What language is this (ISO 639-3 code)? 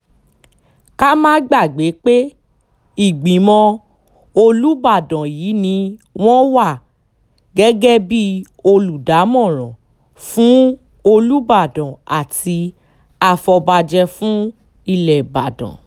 yor